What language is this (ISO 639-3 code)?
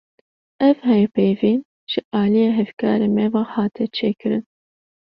kur